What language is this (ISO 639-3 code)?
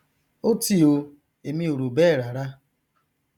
yor